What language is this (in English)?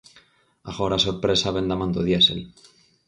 Galician